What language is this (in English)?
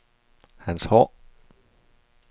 Danish